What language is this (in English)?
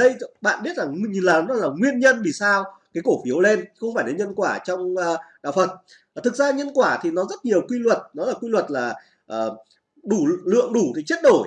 Vietnamese